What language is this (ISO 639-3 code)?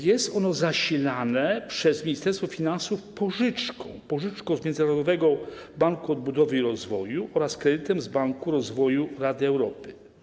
pol